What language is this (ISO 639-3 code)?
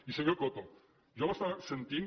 cat